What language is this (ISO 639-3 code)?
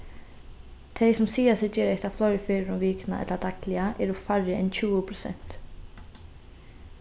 fao